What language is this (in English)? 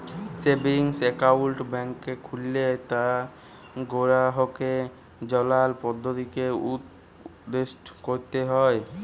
Bangla